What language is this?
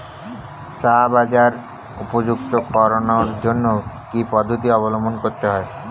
Bangla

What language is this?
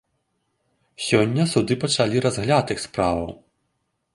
Belarusian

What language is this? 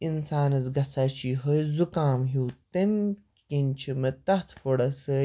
Kashmiri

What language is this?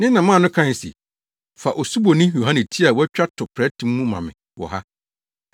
Akan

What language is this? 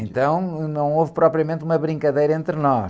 Portuguese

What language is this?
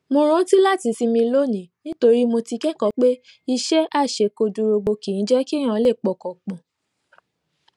Yoruba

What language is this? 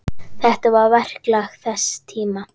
Icelandic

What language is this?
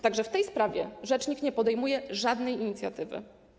Polish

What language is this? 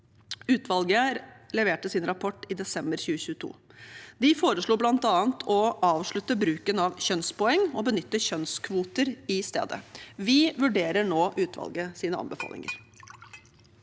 Norwegian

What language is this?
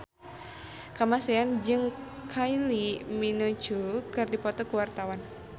Sundanese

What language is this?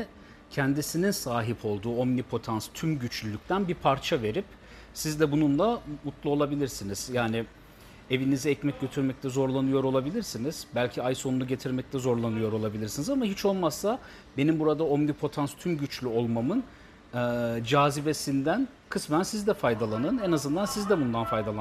Turkish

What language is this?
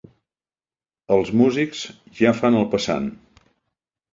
Catalan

